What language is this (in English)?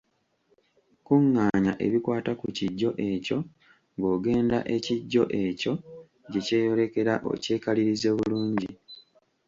Ganda